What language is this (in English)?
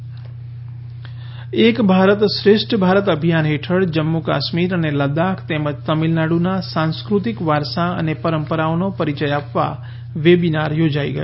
Gujarati